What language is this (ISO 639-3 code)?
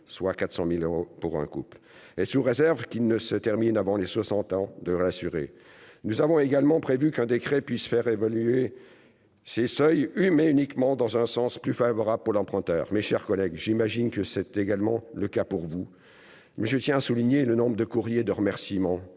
fra